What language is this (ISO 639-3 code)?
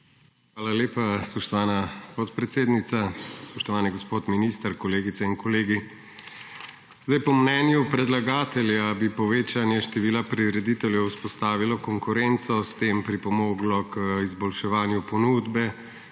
slv